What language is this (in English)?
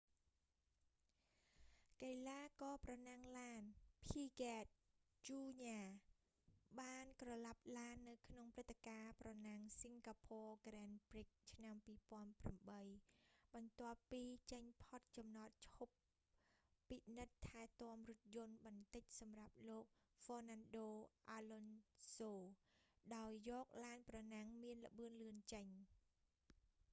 Khmer